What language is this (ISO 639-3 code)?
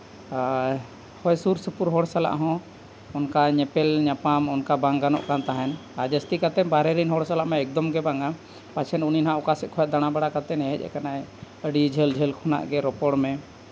sat